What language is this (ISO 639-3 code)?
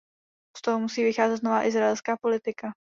ces